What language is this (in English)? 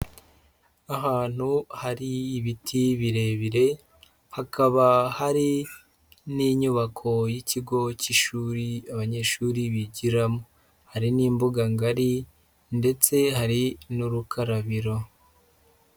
Kinyarwanda